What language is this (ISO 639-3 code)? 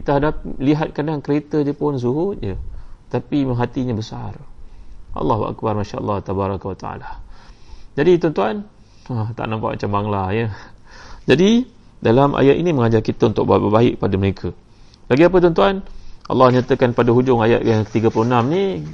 msa